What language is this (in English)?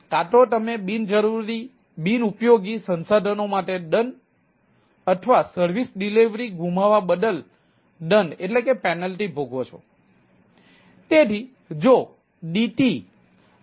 Gujarati